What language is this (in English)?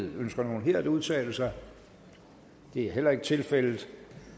Danish